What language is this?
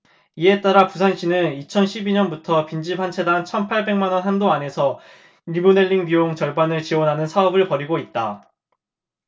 Korean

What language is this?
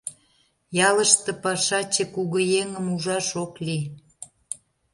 Mari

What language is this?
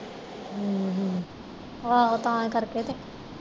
Punjabi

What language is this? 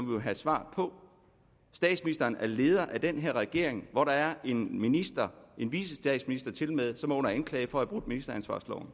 Danish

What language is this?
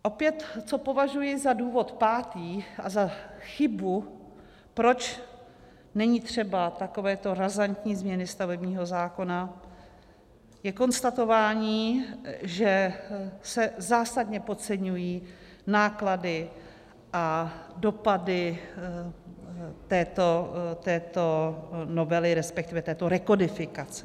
Czech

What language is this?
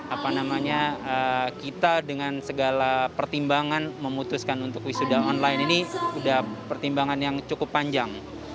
Indonesian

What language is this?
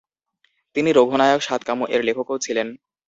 Bangla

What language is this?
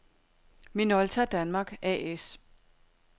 Danish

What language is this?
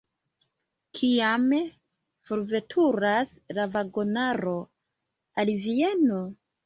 Esperanto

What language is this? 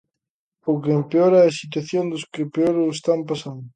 Galician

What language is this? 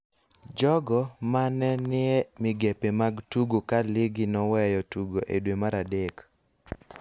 Luo (Kenya and Tanzania)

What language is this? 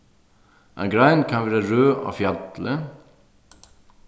Faroese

